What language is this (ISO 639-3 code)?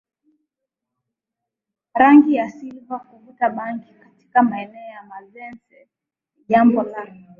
swa